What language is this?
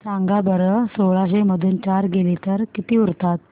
Marathi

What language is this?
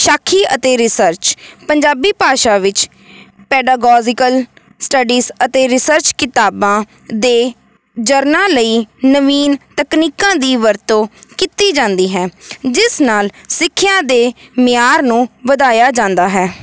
Punjabi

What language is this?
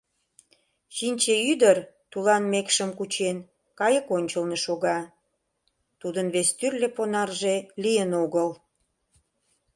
Mari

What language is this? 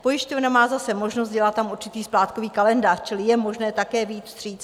Czech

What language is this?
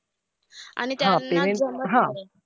Marathi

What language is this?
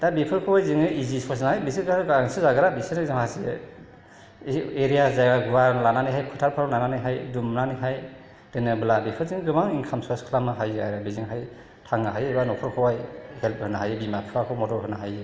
Bodo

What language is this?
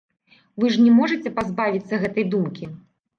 Belarusian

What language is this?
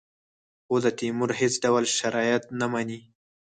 Pashto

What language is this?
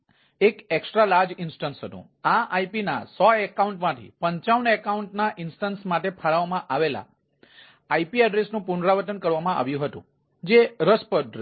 Gujarati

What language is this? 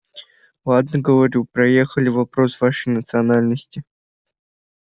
Russian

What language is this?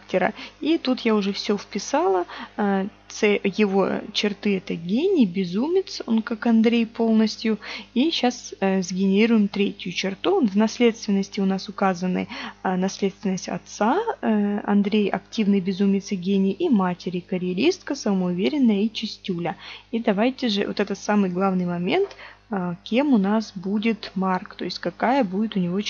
Russian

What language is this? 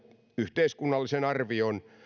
Finnish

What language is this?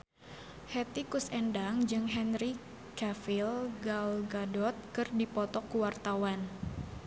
Sundanese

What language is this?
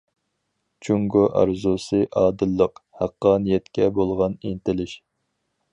Uyghur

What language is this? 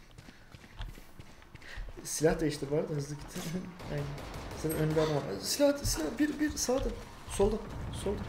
Turkish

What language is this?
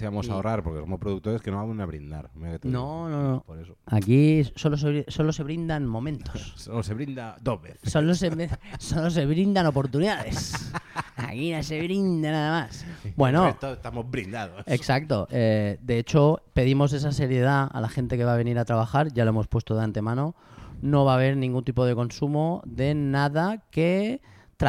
Spanish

